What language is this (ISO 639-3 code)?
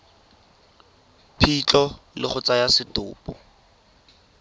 tsn